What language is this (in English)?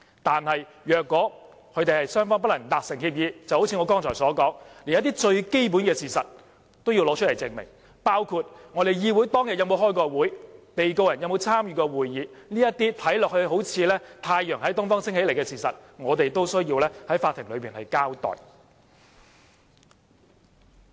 Cantonese